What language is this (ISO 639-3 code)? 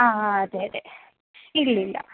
mal